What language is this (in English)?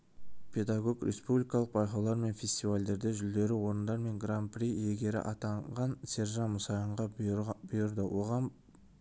Kazakh